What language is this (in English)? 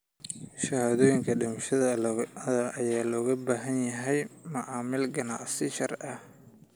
Somali